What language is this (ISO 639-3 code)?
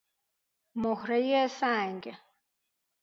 fas